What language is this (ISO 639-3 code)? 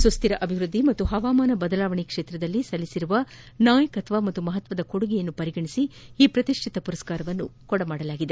kan